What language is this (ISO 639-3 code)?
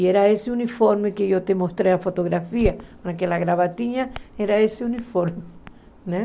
por